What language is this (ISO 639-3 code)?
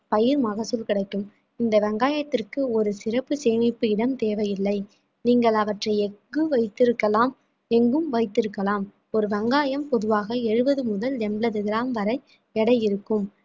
tam